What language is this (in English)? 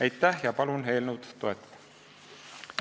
Estonian